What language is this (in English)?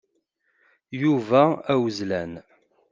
Kabyle